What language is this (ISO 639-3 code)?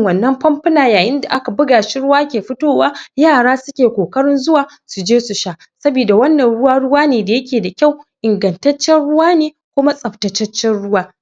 hau